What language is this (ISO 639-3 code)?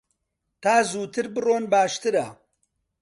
ckb